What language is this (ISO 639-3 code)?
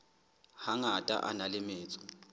sot